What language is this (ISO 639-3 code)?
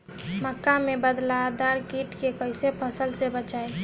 bho